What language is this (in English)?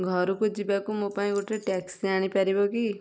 Odia